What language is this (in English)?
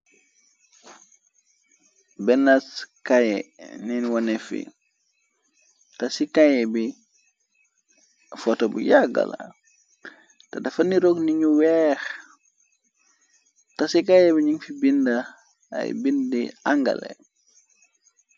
Wolof